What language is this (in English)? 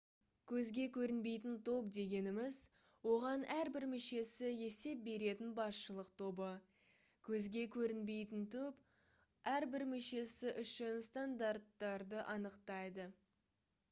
Kazakh